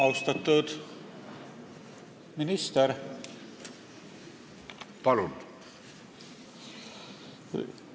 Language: Estonian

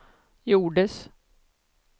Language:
Swedish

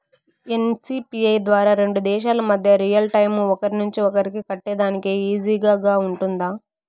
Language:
Telugu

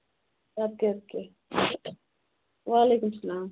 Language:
Kashmiri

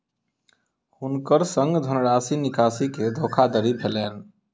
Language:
Maithili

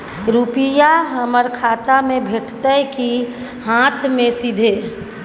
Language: Maithili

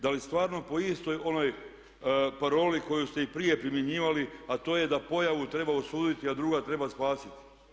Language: Croatian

